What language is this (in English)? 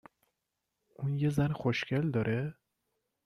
Persian